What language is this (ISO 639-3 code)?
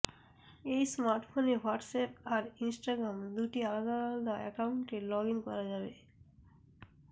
ben